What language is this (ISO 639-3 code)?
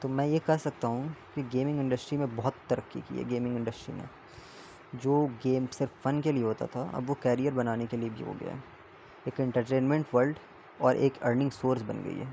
urd